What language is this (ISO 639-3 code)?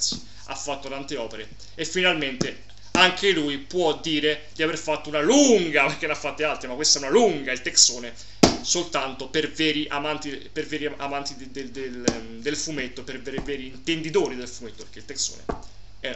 ita